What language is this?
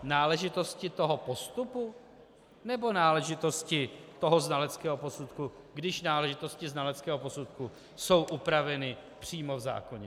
Czech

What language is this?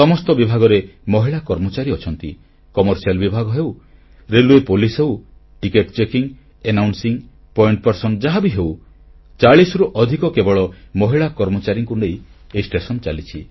Odia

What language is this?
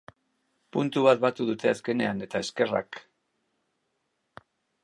Basque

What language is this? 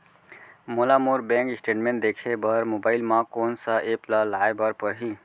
Chhattisgarhi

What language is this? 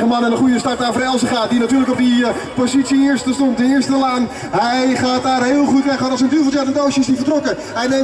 Dutch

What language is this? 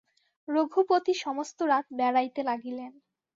Bangla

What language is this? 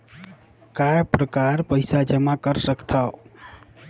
Chhattisgarhi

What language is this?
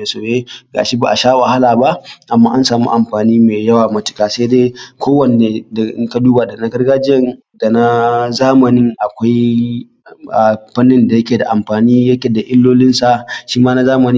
Hausa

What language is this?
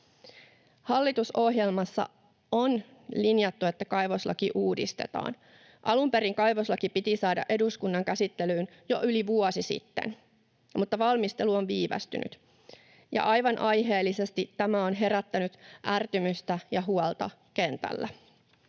Finnish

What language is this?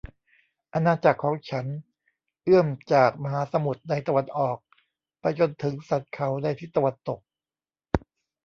Thai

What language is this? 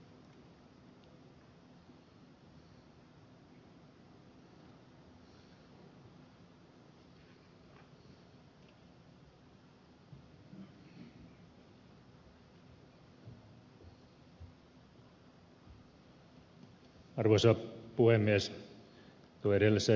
Finnish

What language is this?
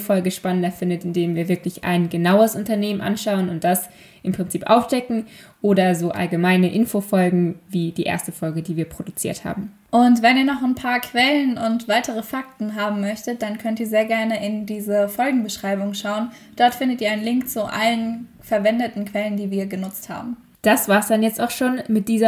German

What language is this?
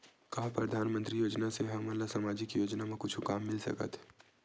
Chhattisgarhi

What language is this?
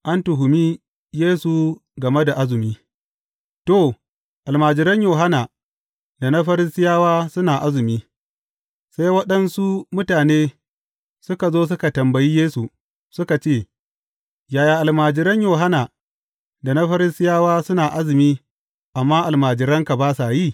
Hausa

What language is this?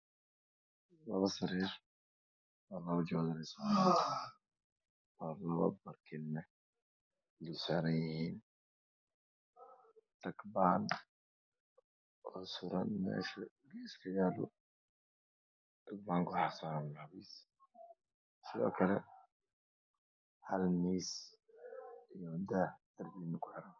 Somali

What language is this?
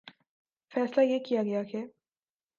Urdu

